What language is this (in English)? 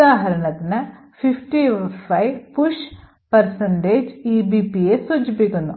Malayalam